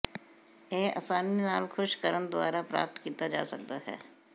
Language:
Punjabi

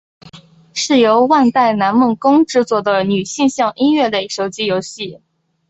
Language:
Chinese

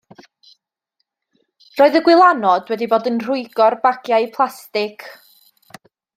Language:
Welsh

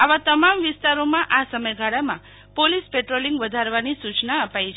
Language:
Gujarati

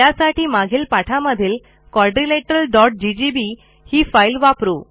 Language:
Marathi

